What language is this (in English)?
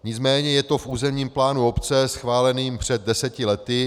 Czech